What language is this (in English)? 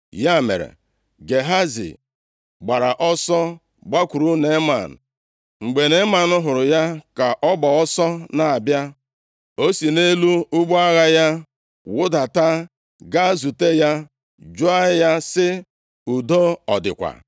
Igbo